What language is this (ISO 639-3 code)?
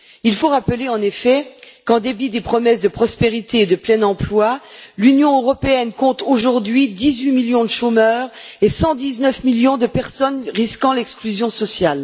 fra